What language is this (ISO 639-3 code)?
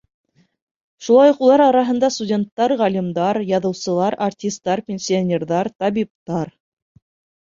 bak